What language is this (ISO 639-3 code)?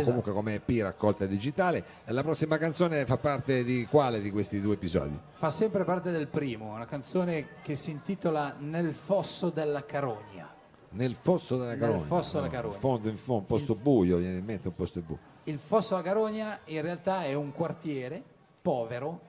ita